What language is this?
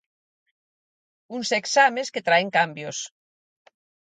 Galician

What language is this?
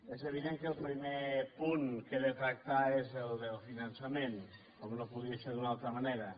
Catalan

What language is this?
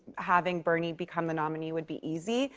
English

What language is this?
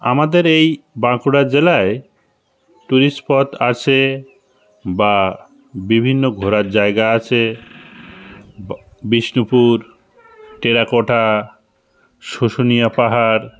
Bangla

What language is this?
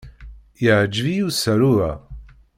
Kabyle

